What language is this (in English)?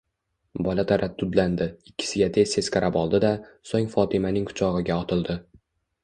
Uzbek